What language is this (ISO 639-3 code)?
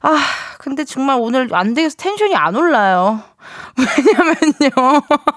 kor